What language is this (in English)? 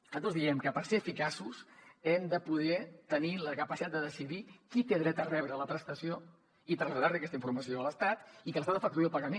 Catalan